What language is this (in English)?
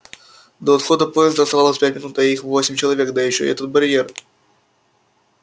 Russian